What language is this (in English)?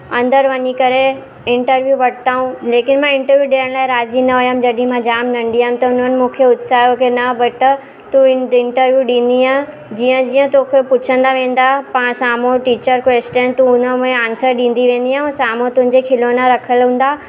Sindhi